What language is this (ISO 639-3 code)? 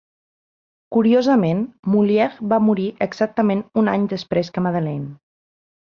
cat